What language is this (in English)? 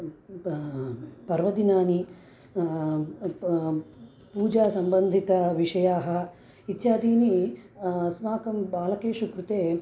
Sanskrit